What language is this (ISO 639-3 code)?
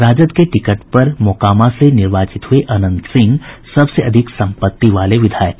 hin